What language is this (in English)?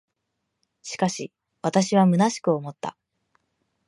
Japanese